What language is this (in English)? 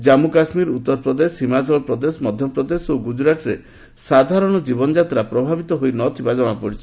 Odia